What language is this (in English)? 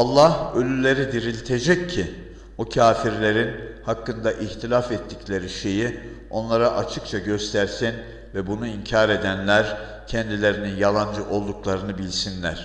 Turkish